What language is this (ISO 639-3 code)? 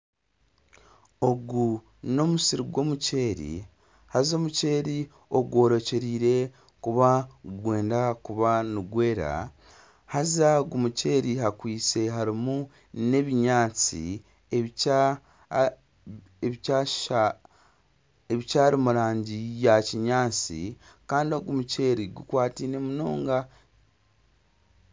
nyn